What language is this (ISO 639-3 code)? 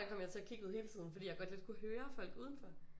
dan